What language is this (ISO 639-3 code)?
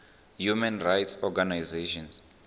ven